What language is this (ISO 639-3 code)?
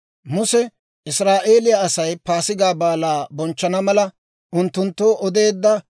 dwr